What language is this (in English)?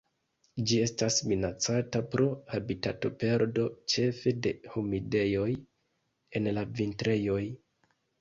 Esperanto